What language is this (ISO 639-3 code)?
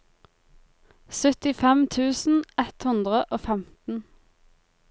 nor